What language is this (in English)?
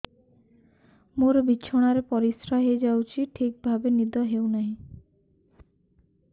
Odia